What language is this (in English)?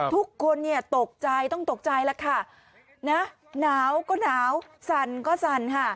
Thai